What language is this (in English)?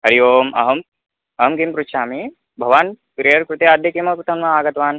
Sanskrit